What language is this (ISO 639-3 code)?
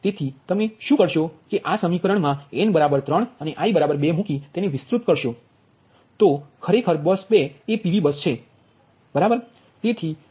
guj